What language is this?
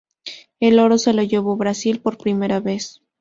Spanish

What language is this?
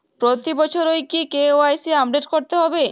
Bangla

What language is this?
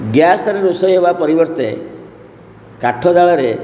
Odia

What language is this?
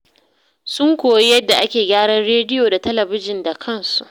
Hausa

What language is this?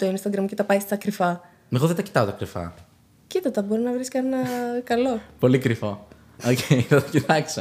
Greek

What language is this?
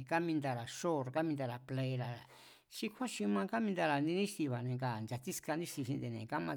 Mazatlán Mazatec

